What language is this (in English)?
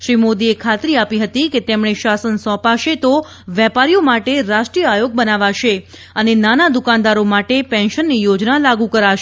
Gujarati